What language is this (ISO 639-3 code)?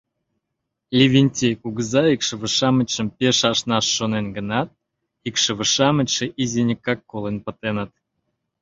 chm